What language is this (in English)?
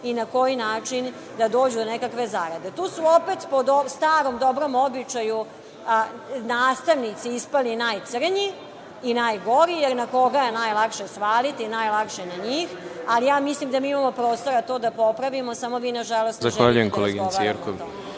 Serbian